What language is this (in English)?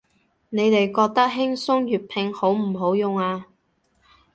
Cantonese